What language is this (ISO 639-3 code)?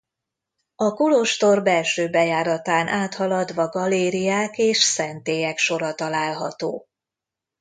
hun